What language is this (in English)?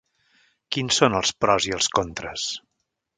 Catalan